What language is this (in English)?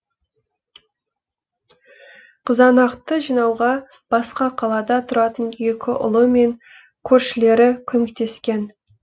Kazakh